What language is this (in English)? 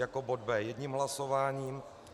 Czech